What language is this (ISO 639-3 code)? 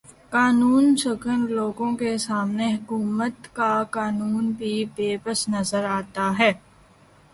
urd